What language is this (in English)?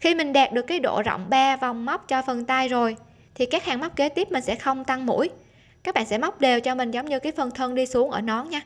Vietnamese